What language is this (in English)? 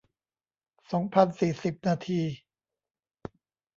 Thai